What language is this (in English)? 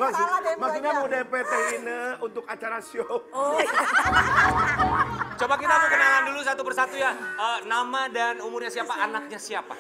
Indonesian